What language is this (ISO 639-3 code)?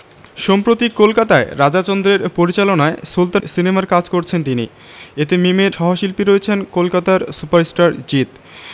ben